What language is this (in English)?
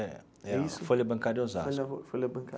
Portuguese